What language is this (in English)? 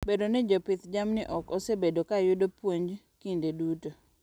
Luo (Kenya and Tanzania)